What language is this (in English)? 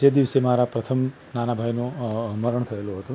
Gujarati